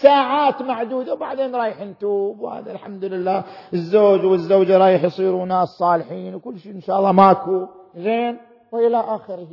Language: Arabic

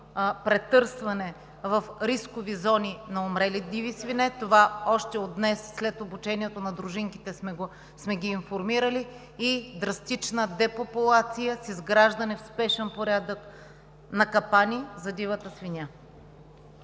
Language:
Bulgarian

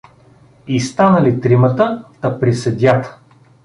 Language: Bulgarian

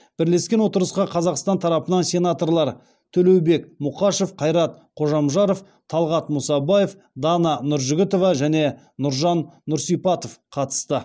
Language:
Kazakh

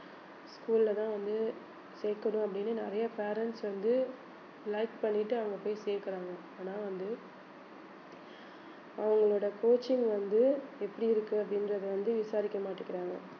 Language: Tamil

